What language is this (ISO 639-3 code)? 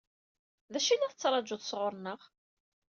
kab